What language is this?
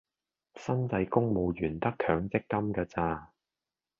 Cantonese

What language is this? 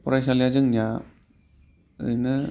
Bodo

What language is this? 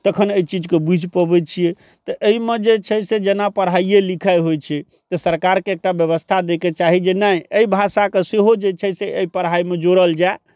Maithili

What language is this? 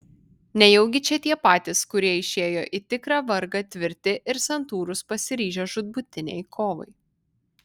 Lithuanian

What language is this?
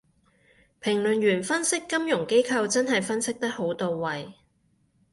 Cantonese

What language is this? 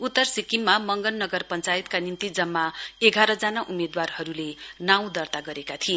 Nepali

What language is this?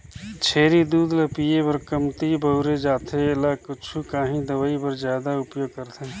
Chhattisgarhi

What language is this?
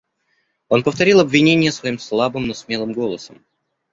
Russian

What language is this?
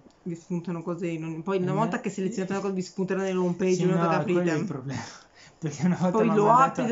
Italian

